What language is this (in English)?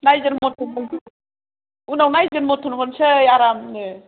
Bodo